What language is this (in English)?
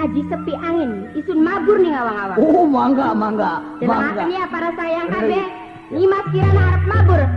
Indonesian